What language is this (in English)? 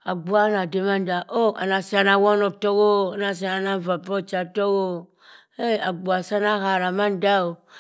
Cross River Mbembe